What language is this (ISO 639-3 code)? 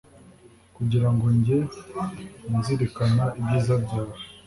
kin